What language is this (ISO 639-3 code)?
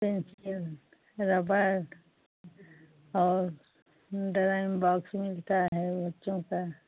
hin